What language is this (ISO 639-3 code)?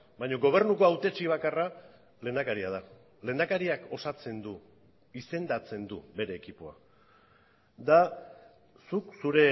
eus